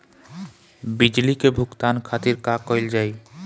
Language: Bhojpuri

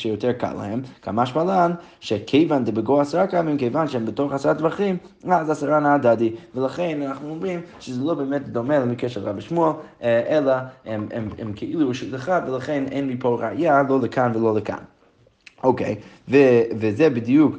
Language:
Hebrew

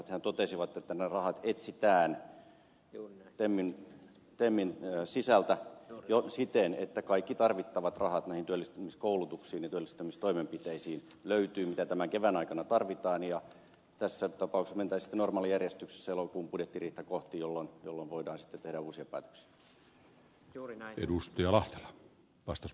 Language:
Finnish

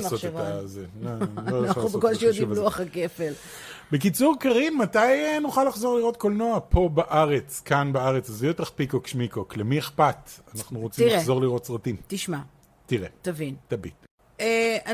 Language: Hebrew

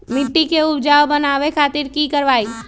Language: Magahi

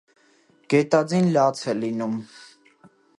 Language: Armenian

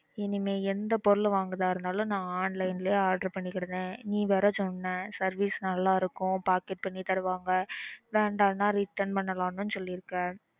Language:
Tamil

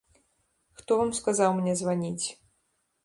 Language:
Belarusian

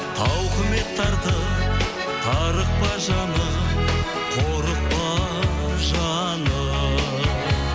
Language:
Kazakh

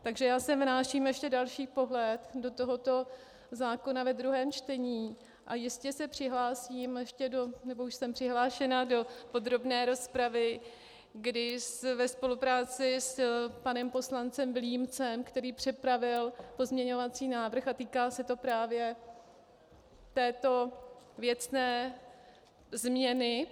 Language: Czech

